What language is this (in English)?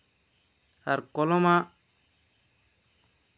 Santali